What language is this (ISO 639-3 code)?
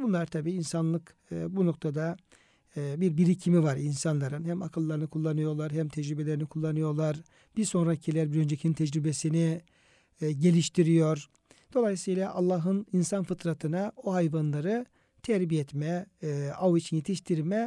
tur